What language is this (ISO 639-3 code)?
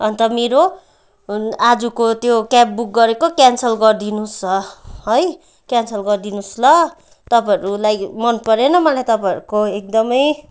nep